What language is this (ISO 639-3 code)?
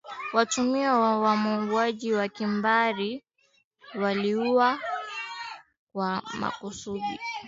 swa